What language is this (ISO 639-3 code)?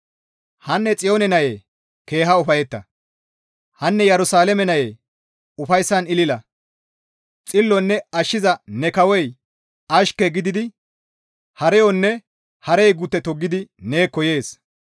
gmv